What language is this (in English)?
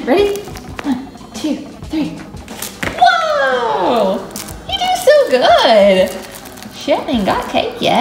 English